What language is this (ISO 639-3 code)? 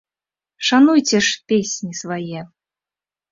bel